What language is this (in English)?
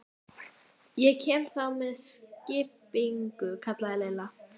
Icelandic